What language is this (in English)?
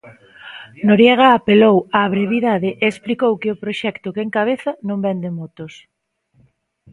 Galician